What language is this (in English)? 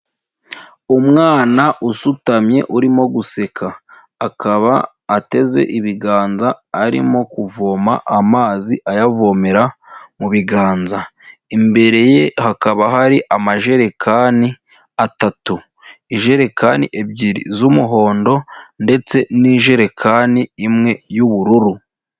Kinyarwanda